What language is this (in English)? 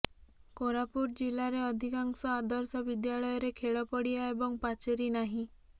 Odia